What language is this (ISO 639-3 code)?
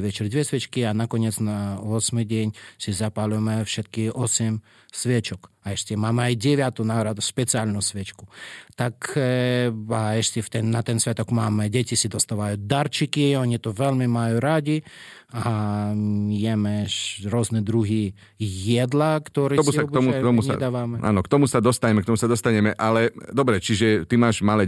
slk